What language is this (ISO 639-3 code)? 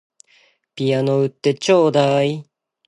jpn